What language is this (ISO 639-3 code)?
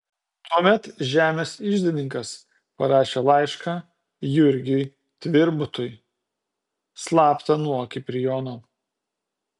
lit